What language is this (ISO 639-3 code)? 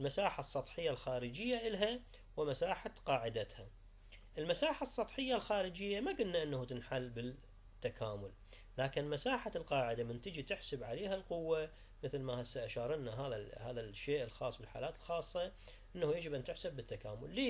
ara